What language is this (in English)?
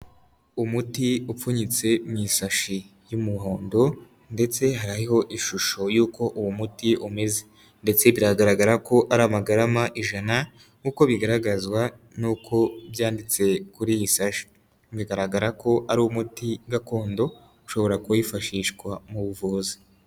Kinyarwanda